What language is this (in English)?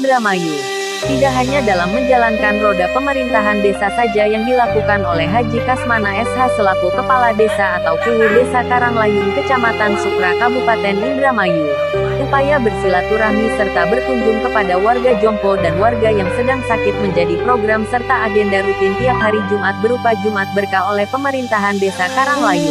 Indonesian